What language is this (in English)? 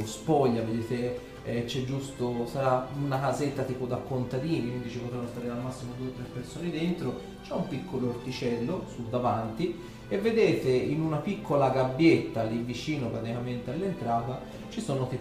Italian